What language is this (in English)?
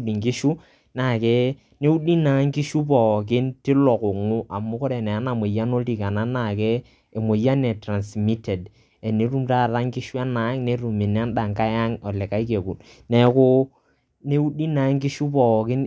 Masai